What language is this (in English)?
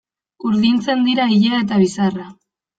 Basque